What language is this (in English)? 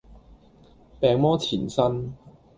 Cantonese